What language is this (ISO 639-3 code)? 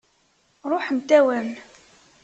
kab